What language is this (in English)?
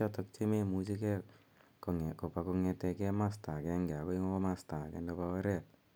Kalenjin